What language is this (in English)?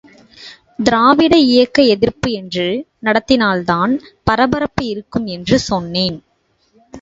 Tamil